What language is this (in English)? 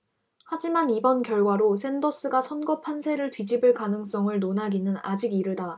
Korean